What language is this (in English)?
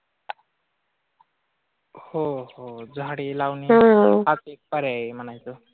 Marathi